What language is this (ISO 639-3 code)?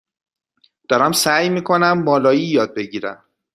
fas